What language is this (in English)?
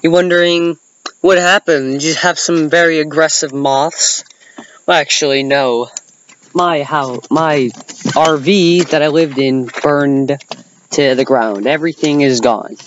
English